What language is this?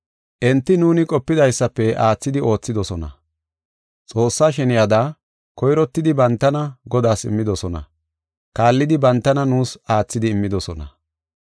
Gofa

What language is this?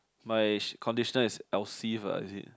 English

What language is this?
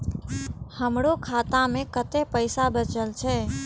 Maithili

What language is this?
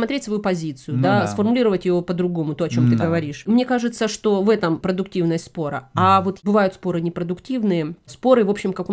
Russian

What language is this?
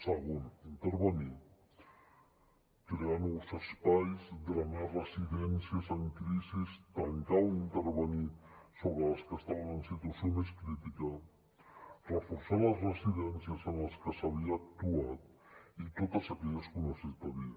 Catalan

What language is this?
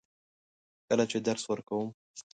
Pashto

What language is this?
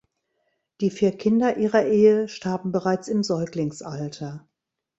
German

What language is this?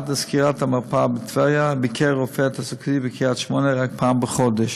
Hebrew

